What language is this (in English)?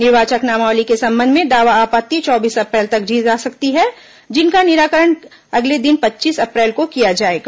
Hindi